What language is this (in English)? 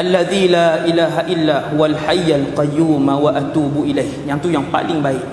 Malay